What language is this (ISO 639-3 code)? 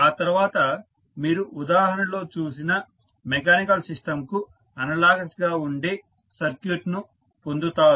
tel